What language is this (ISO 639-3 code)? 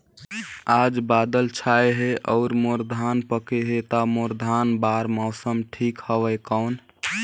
hne